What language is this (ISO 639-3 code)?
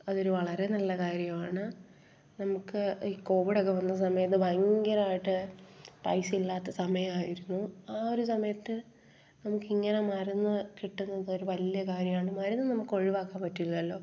mal